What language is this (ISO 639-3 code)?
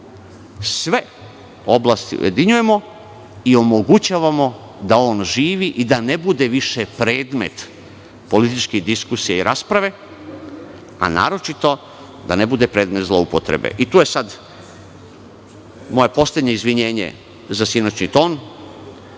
srp